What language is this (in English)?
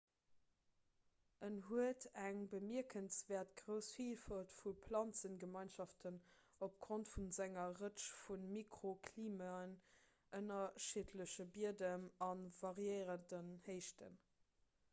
Luxembourgish